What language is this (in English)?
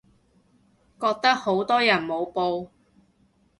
Cantonese